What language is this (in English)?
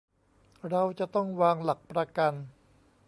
Thai